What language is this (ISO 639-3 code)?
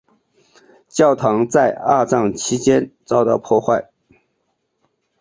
zho